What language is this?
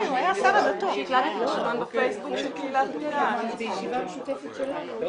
Hebrew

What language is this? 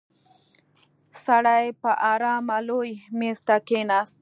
Pashto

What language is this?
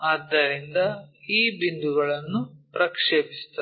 Kannada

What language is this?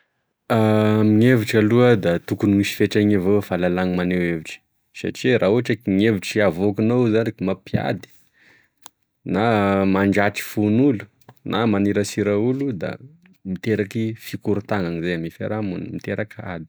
Tesaka Malagasy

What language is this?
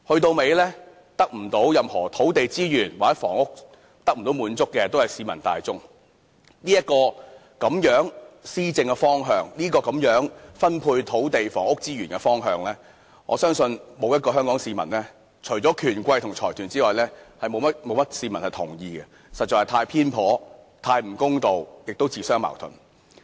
Cantonese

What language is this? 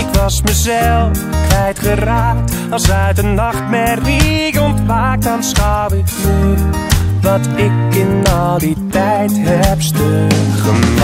Dutch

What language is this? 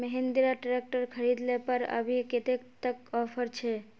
Magahi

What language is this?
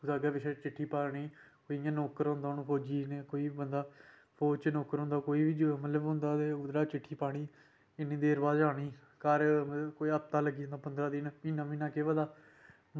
Dogri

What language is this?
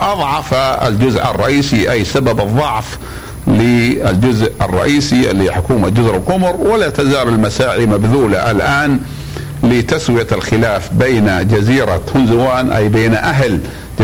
Arabic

